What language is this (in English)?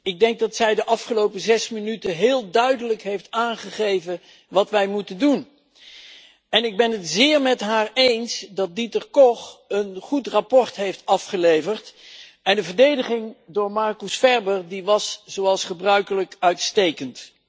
Dutch